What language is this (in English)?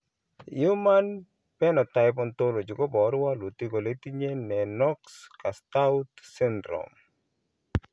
Kalenjin